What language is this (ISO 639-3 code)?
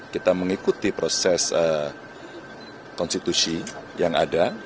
ind